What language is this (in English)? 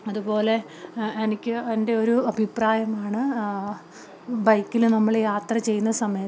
Malayalam